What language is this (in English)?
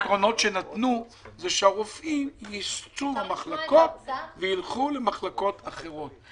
Hebrew